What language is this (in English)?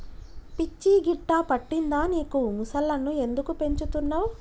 Telugu